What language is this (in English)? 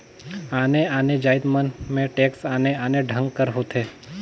Chhattisgarhi